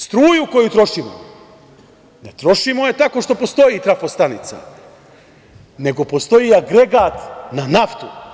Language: Serbian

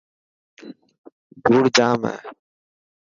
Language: Dhatki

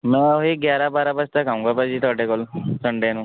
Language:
Punjabi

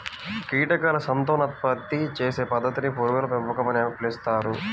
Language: Telugu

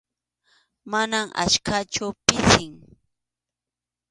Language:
Arequipa-La Unión Quechua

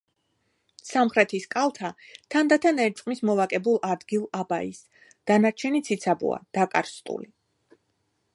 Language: Georgian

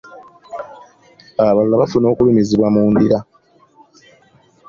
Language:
Ganda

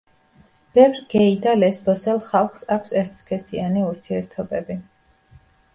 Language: Georgian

